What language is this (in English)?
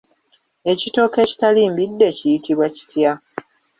Ganda